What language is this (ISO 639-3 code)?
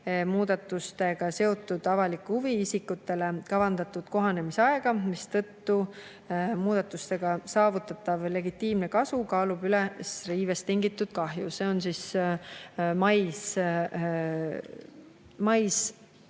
est